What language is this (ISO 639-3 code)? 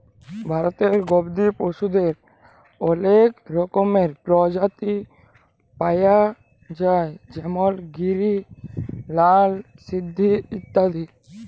ben